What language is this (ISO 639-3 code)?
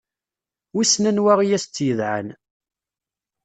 kab